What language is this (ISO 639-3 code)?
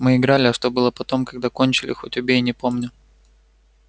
rus